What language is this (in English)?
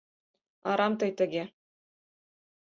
Mari